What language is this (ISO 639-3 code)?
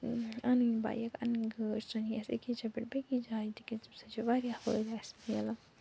kas